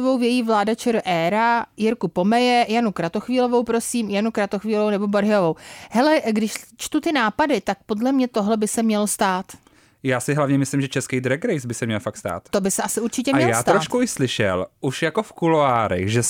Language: Czech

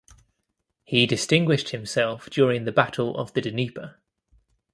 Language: English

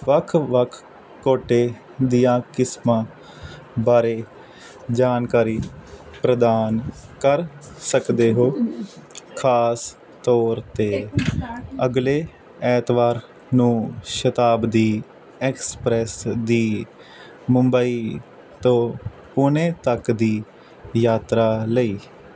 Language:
Punjabi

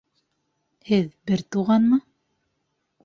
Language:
Bashkir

